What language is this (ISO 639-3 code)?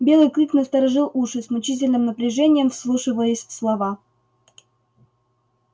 rus